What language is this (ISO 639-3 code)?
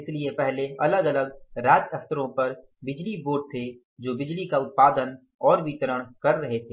hin